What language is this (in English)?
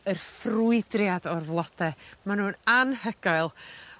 Welsh